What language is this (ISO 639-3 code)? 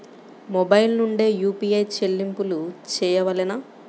tel